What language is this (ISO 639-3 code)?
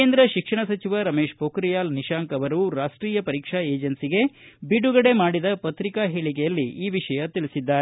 kan